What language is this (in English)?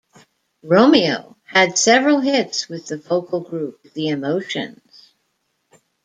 English